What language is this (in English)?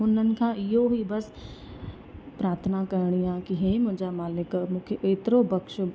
Sindhi